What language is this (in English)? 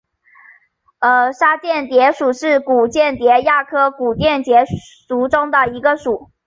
Chinese